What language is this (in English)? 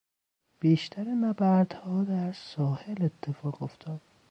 Persian